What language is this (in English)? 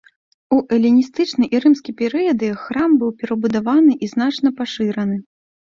Belarusian